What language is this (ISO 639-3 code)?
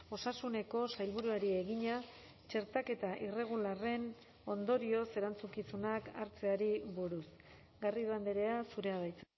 eus